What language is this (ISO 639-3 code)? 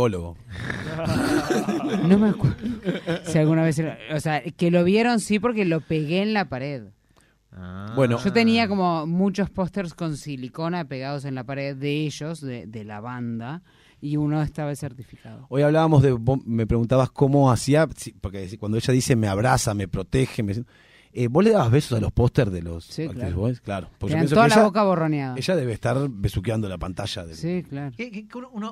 spa